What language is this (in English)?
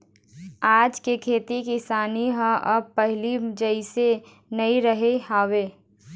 Chhattisgarhi